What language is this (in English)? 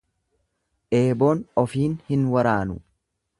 Oromo